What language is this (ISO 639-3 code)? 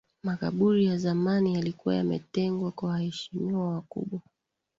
swa